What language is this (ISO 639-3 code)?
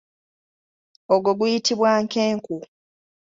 lug